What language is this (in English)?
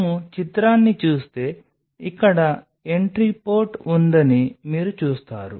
Telugu